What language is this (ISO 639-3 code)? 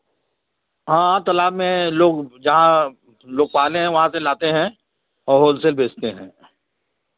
hin